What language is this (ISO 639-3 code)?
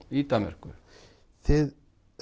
isl